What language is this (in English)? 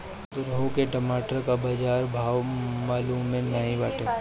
Bhojpuri